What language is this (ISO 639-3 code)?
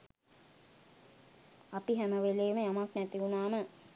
sin